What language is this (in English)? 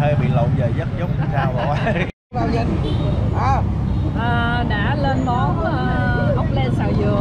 Vietnamese